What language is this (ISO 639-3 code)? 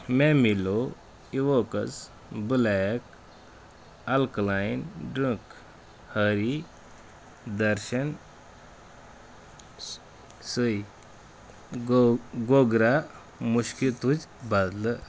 kas